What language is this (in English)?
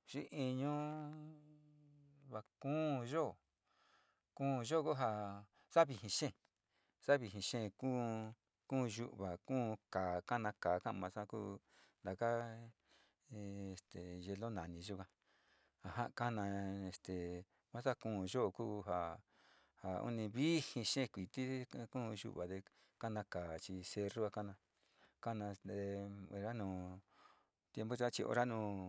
Sinicahua Mixtec